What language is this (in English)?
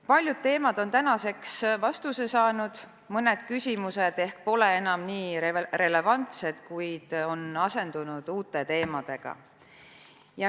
Estonian